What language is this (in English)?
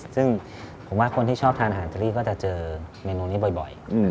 Thai